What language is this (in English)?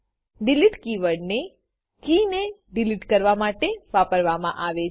Gujarati